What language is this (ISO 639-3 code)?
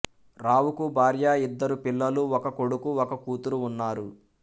tel